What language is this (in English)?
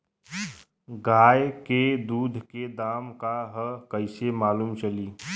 Bhojpuri